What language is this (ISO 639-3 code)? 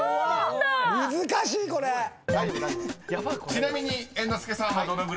jpn